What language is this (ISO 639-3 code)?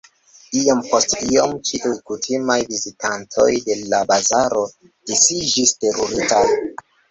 epo